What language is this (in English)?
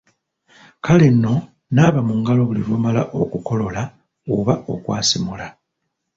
Ganda